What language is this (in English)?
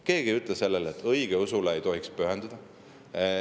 Estonian